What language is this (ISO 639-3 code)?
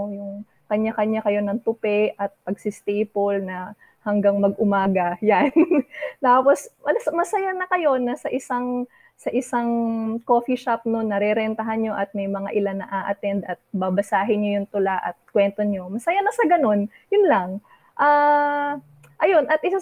fil